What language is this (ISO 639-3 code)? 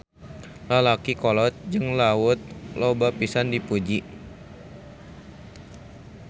sun